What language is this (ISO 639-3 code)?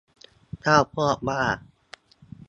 tha